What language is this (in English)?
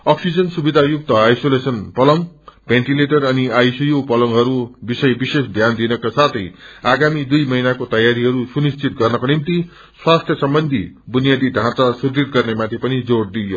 Nepali